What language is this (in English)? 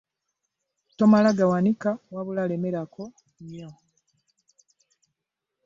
Ganda